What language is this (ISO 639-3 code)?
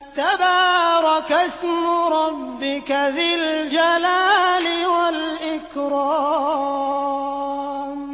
ara